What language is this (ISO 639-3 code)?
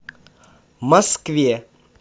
rus